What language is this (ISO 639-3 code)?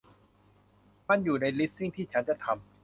tha